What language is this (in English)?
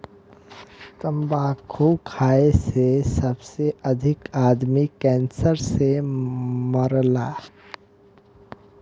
Bhojpuri